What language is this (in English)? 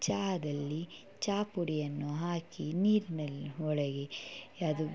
Kannada